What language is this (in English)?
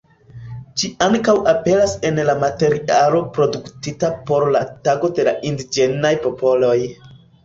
Esperanto